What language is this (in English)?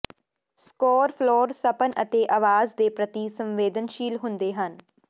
Punjabi